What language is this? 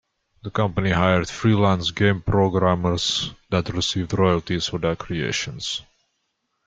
English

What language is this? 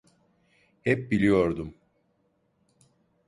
Turkish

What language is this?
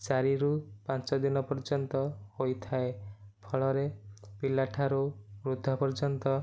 Odia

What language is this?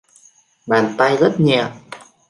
Vietnamese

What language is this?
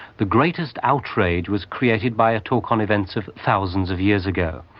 English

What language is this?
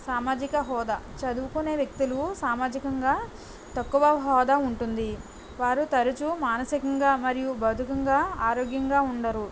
Telugu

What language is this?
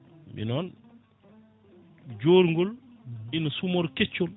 Fula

